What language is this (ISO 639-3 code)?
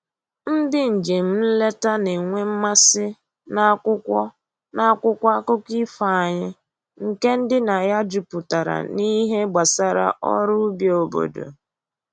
ibo